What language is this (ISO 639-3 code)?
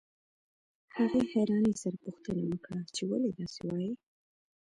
pus